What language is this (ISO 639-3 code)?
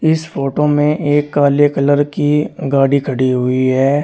hin